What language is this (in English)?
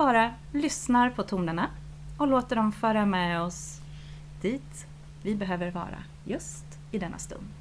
Swedish